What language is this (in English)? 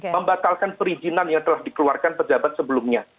Indonesian